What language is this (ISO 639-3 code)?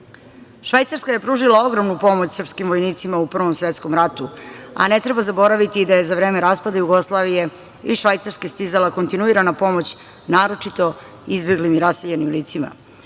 srp